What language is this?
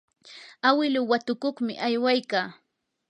Yanahuanca Pasco Quechua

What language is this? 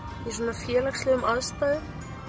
Icelandic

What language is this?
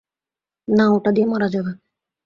Bangla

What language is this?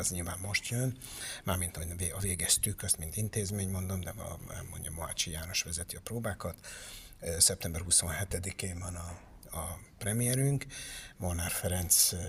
Hungarian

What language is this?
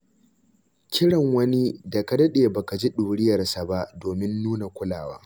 Hausa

